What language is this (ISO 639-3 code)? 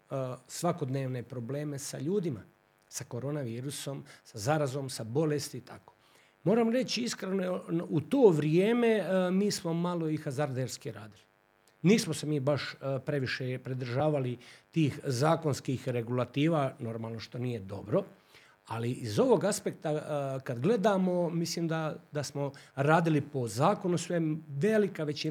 hrv